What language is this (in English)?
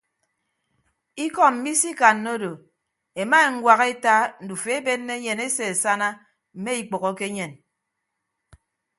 Ibibio